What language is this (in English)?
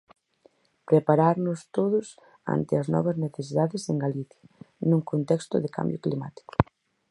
Galician